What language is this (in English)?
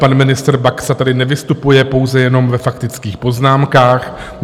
Czech